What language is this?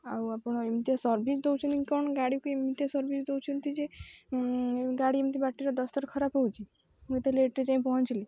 Odia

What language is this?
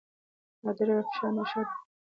Pashto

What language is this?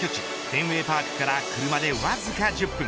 Japanese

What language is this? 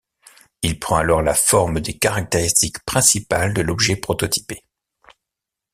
French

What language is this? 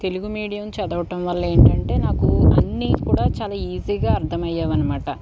Telugu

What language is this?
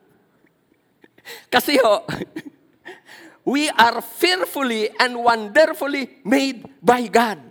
Filipino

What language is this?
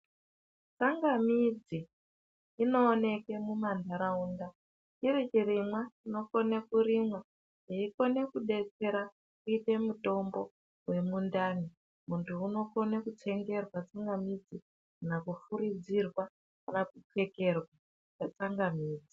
Ndau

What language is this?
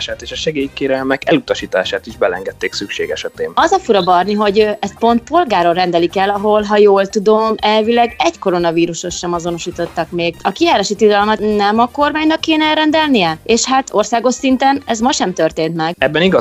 Hungarian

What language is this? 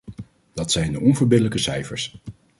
Dutch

